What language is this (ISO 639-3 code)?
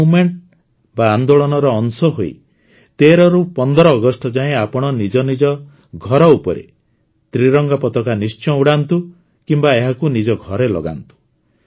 ori